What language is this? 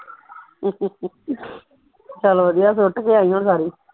Punjabi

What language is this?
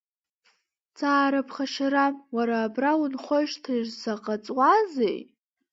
Abkhazian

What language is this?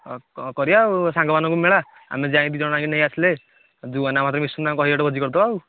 Odia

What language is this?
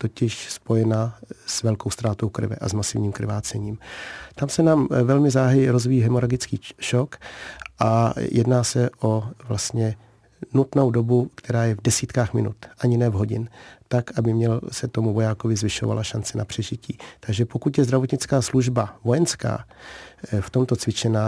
Czech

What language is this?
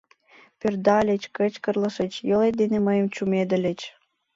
Mari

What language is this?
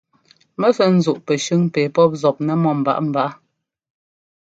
Ngomba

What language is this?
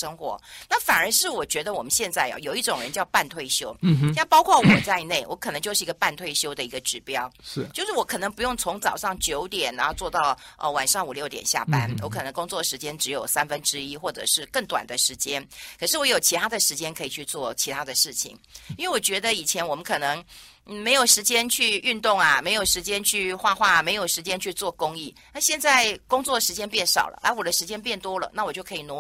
Chinese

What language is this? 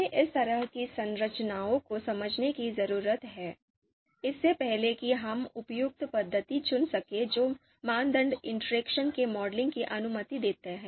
Hindi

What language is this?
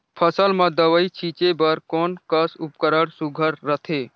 Chhattisgarhi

